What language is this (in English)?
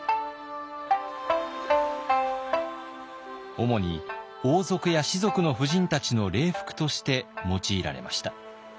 Japanese